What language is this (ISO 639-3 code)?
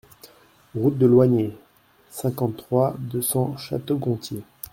fra